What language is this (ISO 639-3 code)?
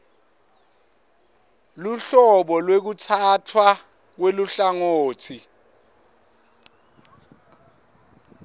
ssw